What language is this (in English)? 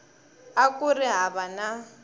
Tsonga